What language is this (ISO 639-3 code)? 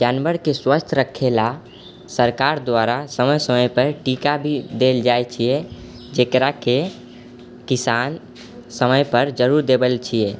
mai